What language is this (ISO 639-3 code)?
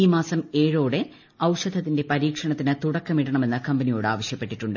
mal